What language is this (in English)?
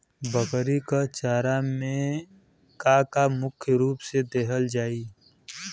Bhojpuri